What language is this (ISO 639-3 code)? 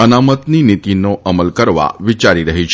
guj